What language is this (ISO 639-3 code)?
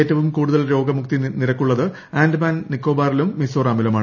mal